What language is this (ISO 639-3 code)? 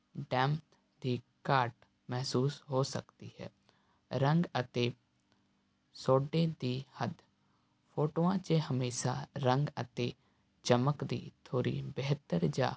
pan